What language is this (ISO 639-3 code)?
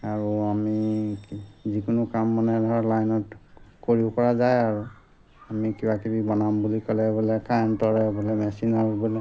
asm